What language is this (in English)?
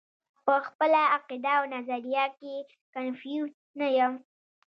Pashto